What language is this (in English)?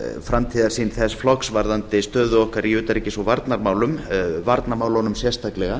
Icelandic